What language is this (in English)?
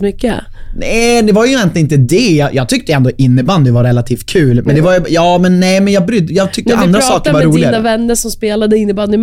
Swedish